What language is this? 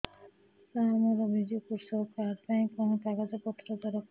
Odia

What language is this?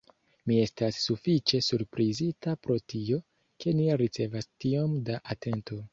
Esperanto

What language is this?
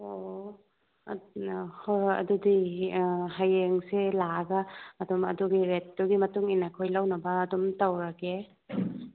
Manipuri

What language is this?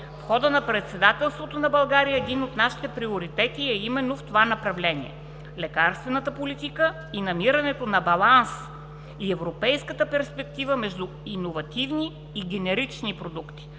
Bulgarian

